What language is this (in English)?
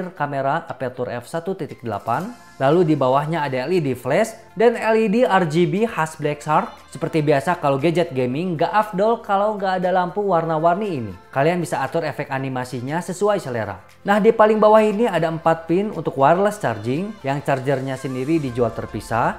Indonesian